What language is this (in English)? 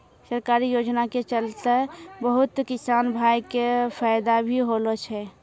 Maithili